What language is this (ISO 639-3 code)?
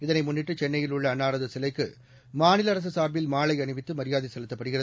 tam